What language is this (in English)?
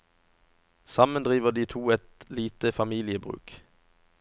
Norwegian